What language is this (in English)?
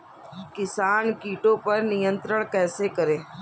Hindi